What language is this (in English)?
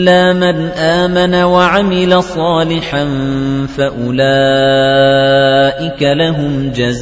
Arabic